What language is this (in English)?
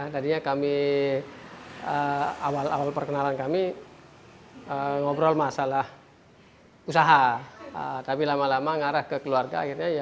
Indonesian